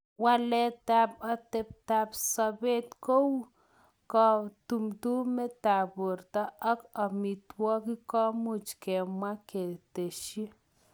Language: Kalenjin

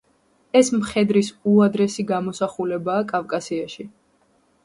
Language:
Georgian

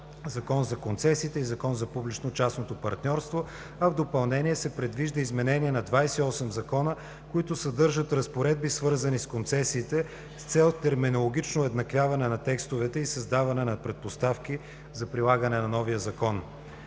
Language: Bulgarian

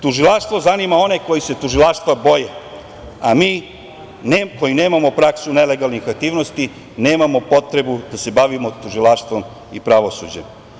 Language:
Serbian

